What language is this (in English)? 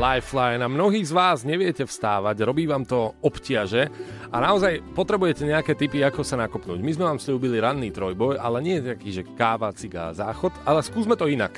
Slovak